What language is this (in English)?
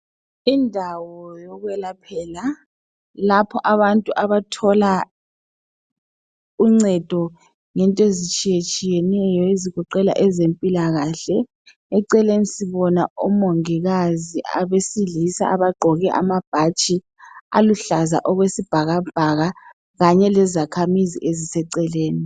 North Ndebele